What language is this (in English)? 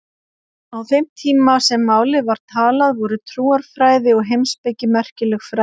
Icelandic